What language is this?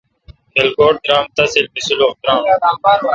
Kalkoti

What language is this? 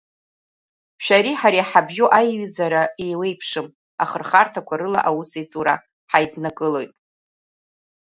Abkhazian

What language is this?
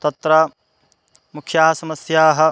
Sanskrit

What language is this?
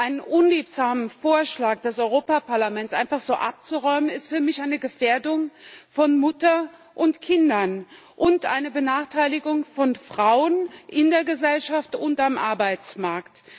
German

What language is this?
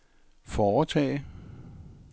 Danish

